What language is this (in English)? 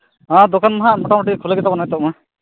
Santali